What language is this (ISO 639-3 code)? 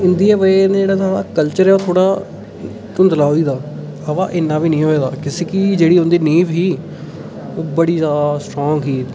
doi